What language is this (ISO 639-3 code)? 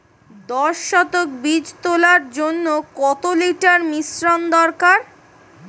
ben